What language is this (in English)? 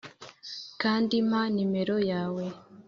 Kinyarwanda